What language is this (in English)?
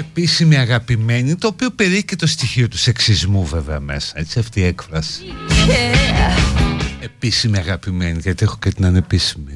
Greek